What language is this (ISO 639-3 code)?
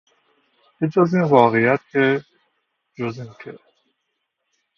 fas